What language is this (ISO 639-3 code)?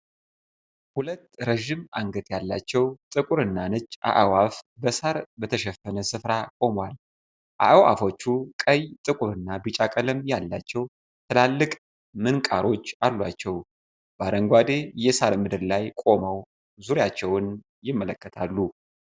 amh